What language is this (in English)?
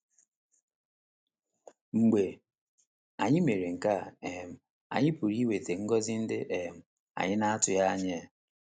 Igbo